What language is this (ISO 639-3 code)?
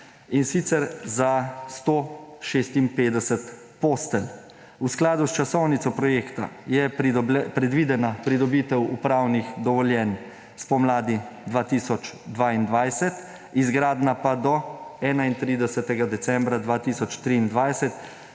slv